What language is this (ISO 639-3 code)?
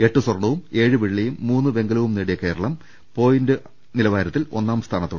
mal